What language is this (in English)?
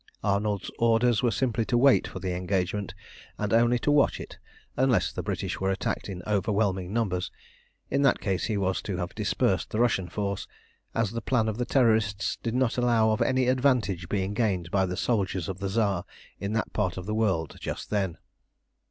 English